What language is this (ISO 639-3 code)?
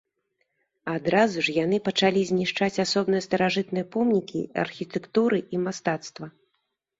bel